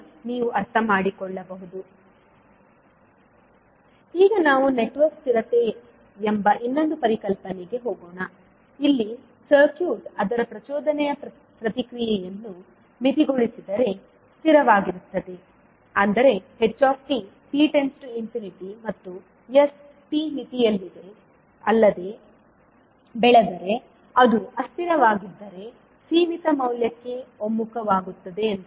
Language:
Kannada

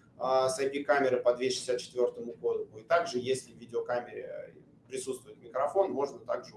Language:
Russian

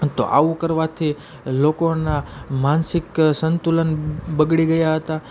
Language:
Gujarati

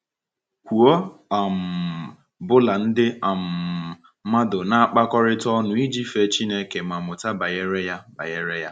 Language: Igbo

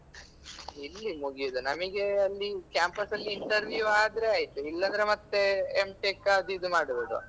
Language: Kannada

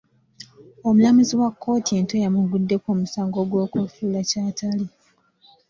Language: Ganda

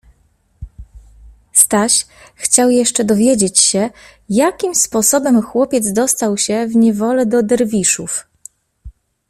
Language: Polish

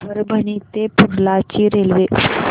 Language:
Marathi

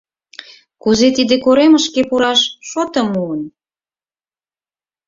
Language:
Mari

